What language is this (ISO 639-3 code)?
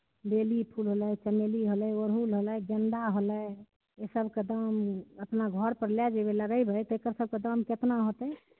mai